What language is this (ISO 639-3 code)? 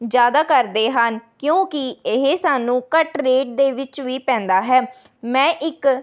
pan